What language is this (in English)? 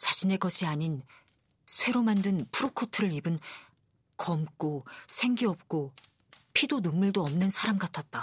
Korean